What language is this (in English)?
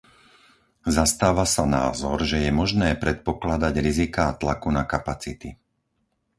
Slovak